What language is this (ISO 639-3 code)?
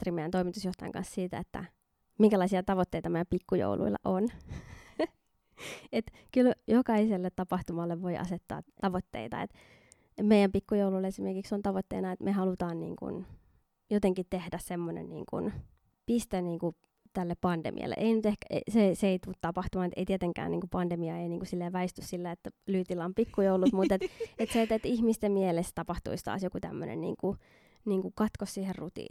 fin